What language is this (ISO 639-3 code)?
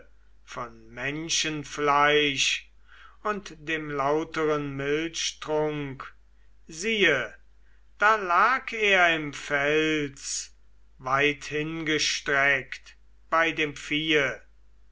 deu